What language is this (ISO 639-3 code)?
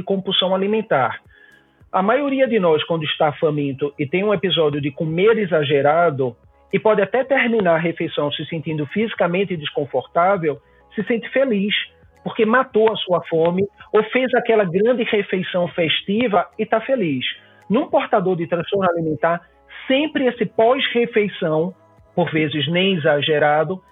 por